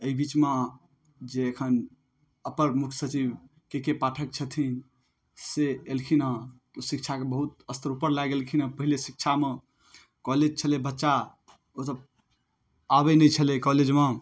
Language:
Maithili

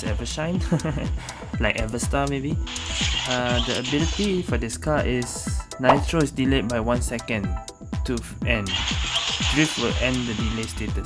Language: English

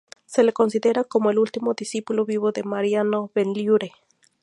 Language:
Spanish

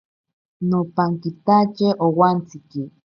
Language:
Ashéninka Perené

